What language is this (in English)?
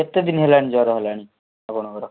Odia